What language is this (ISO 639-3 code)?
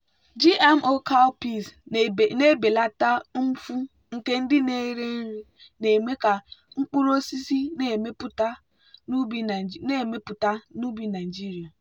ibo